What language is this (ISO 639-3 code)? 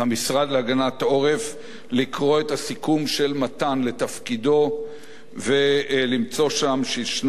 heb